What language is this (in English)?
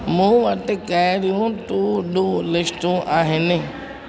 Sindhi